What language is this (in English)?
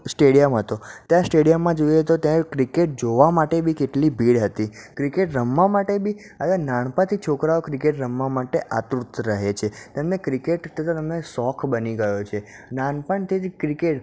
Gujarati